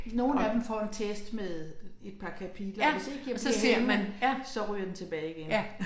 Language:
Danish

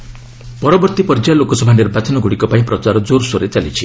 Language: Odia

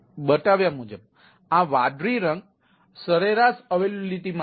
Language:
Gujarati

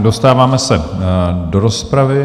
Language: Czech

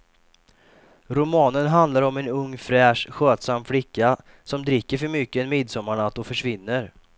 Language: Swedish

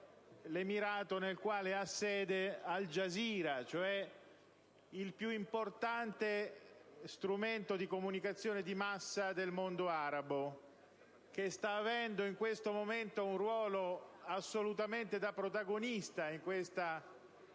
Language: Italian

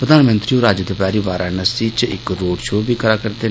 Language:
Dogri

